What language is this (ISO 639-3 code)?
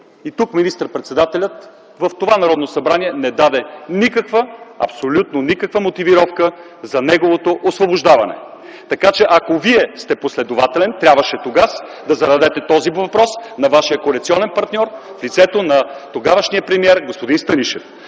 bul